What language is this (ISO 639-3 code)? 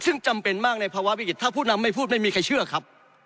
tha